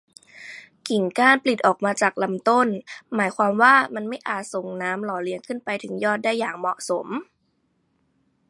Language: Thai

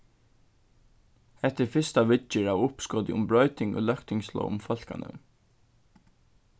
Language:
Faroese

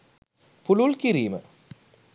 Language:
Sinhala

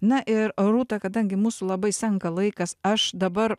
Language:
Lithuanian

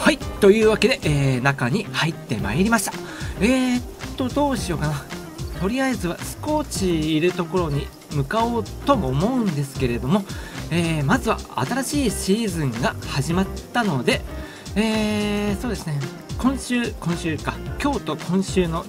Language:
Japanese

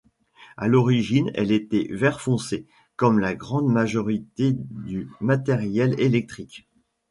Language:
French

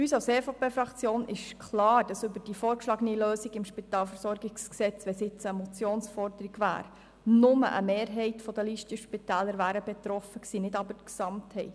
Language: Swiss German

